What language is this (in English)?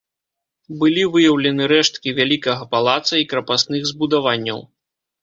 Belarusian